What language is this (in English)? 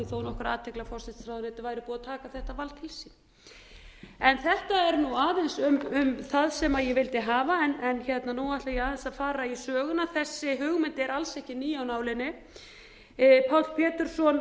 Icelandic